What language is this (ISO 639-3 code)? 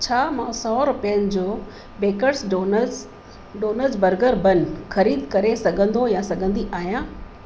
snd